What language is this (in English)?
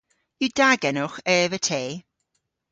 Cornish